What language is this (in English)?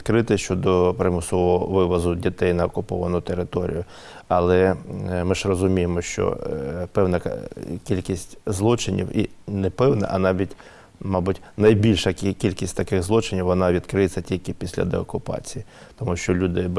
Ukrainian